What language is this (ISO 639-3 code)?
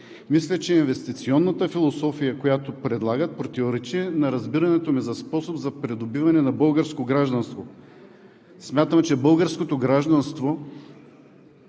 bul